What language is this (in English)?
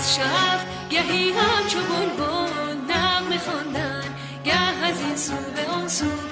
Persian